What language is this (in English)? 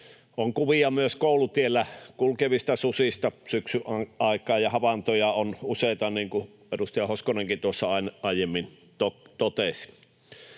Finnish